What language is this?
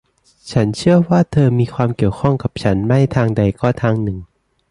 Thai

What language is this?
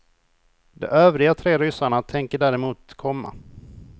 Swedish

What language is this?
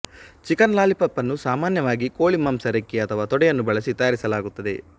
Kannada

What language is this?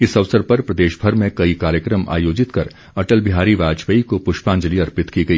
Hindi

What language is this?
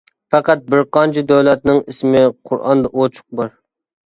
Uyghur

